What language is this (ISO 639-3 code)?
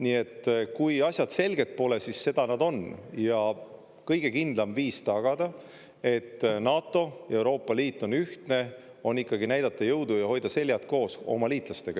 est